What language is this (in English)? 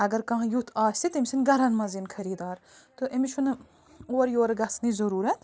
Kashmiri